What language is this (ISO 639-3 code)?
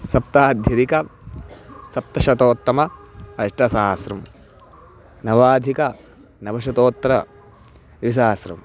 san